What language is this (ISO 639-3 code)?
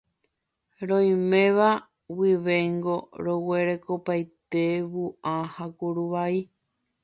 grn